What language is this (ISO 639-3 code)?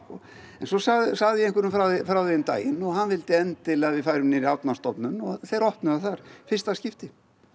isl